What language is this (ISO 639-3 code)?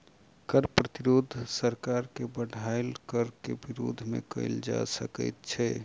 mai